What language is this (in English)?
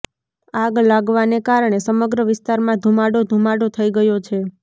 Gujarati